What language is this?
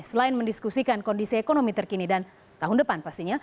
Indonesian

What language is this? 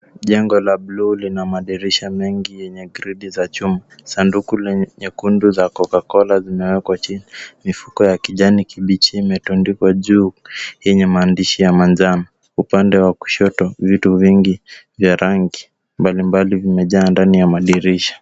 Swahili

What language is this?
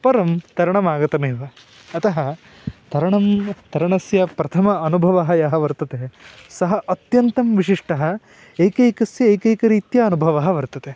Sanskrit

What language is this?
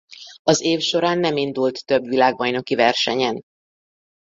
Hungarian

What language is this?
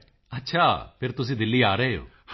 Punjabi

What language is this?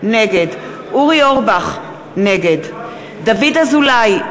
Hebrew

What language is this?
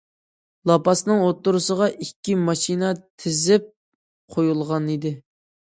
Uyghur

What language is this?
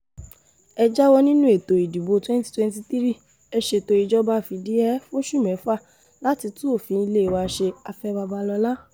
Yoruba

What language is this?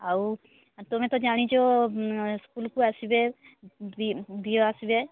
Odia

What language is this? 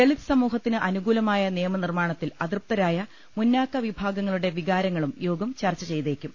Malayalam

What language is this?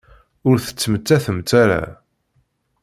Kabyle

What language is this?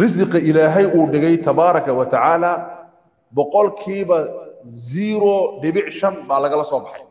Arabic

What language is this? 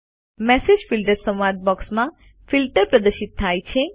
Gujarati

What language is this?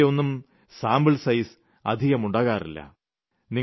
Malayalam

